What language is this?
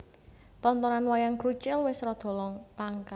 Javanese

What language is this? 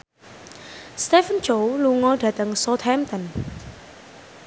Javanese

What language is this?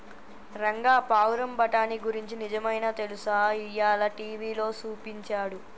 Telugu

